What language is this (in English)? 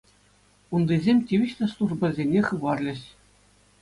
Chuvash